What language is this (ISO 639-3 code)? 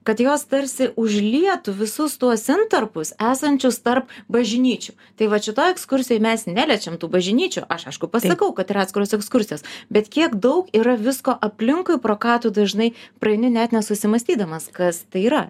lit